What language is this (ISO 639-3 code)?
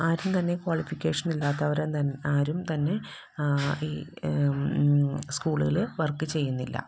mal